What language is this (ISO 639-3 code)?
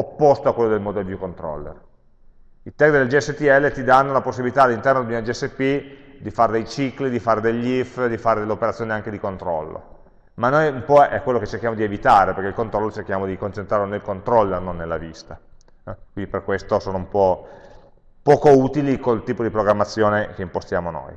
ita